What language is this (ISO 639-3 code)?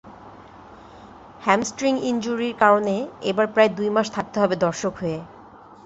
ben